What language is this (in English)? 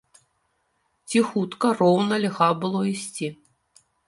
Belarusian